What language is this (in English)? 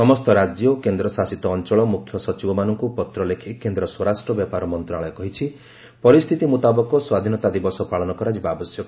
Odia